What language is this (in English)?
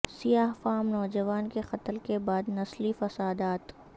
Urdu